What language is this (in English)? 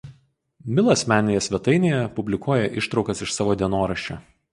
Lithuanian